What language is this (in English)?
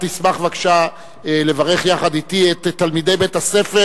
Hebrew